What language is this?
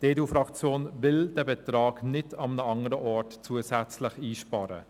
Swiss German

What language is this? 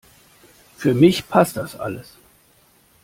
German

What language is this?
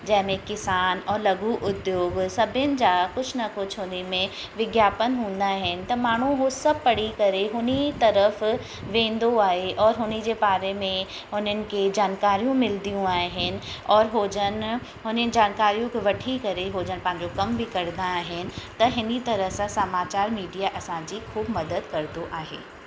Sindhi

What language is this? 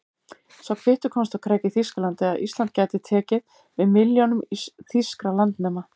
Icelandic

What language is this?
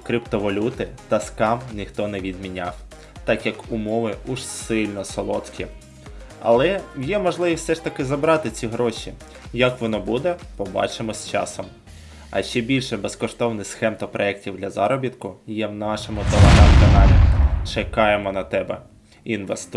Ukrainian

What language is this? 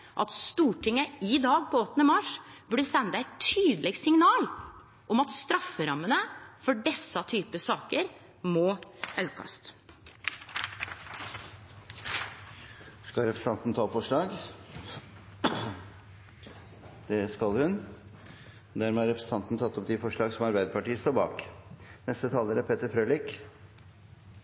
Norwegian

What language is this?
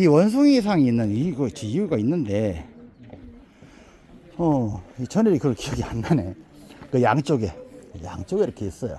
Korean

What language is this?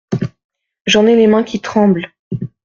French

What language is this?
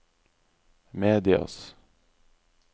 Norwegian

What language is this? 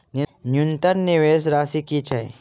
Maithili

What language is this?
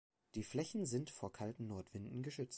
German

